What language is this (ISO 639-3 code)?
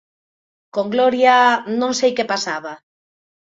glg